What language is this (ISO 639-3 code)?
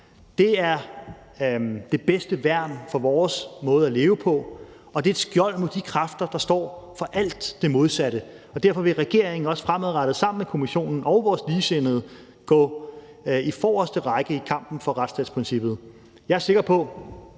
dan